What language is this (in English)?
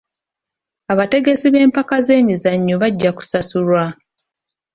Ganda